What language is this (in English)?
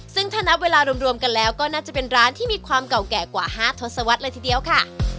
Thai